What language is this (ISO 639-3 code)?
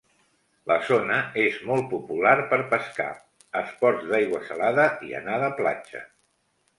cat